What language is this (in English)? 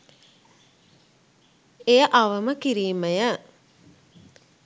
Sinhala